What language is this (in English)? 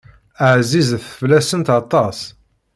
Kabyle